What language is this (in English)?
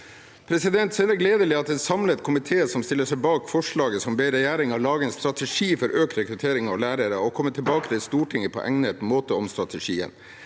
Norwegian